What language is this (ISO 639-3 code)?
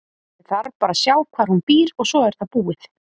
isl